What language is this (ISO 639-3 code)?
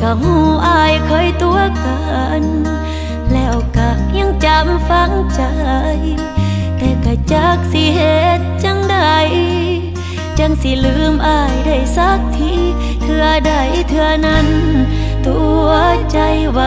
tha